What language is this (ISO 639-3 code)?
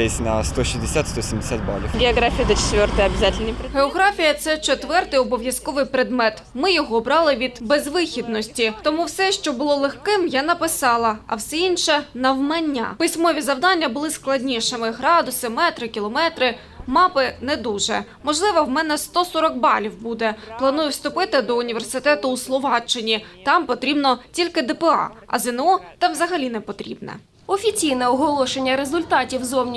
ukr